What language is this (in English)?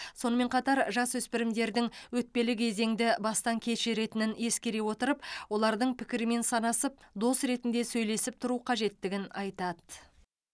Kazakh